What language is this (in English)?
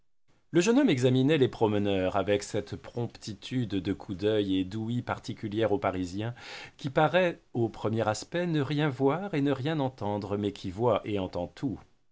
French